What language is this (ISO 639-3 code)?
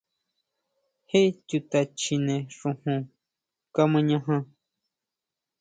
mau